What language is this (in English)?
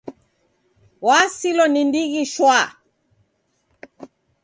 Taita